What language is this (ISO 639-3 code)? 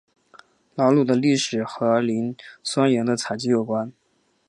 zho